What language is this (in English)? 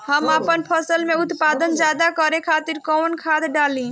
Bhojpuri